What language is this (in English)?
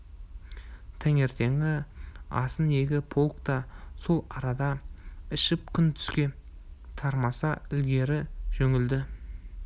Kazakh